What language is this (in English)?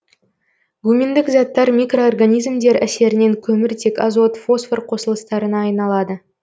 Kazakh